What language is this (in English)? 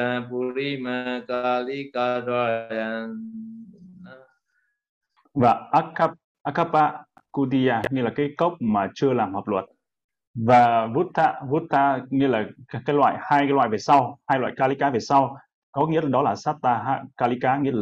Vietnamese